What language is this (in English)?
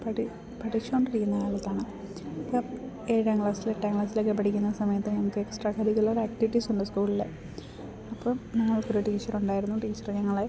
Malayalam